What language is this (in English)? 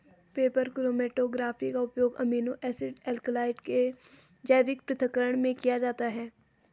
Hindi